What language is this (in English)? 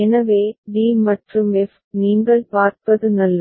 Tamil